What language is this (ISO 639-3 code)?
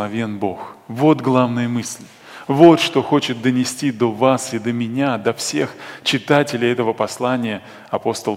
rus